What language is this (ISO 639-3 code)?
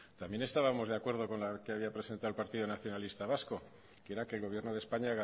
spa